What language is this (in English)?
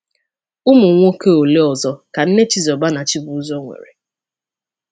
Igbo